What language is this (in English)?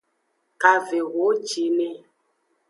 Aja (Benin)